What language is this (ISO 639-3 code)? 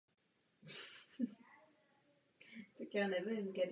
ces